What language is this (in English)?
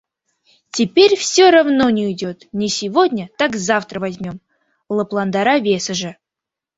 Mari